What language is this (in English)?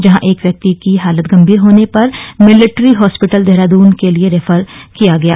Hindi